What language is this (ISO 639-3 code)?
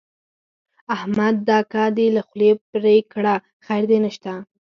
pus